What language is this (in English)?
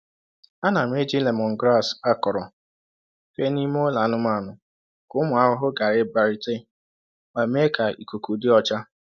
Igbo